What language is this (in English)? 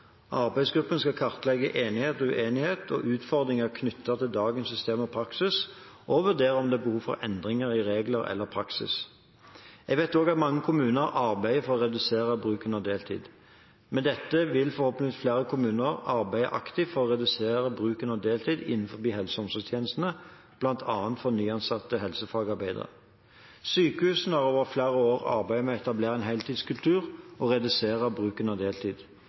Norwegian Bokmål